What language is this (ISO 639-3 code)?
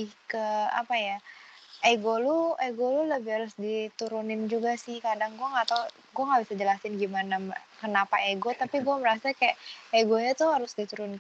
ind